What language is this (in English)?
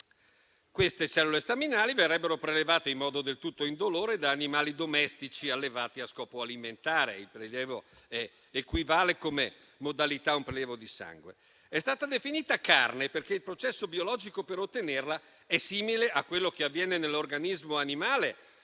Italian